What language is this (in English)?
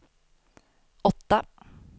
Swedish